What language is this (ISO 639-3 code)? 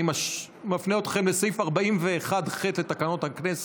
heb